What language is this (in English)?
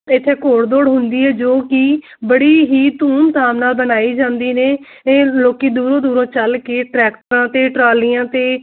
Punjabi